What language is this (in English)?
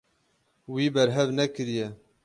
Kurdish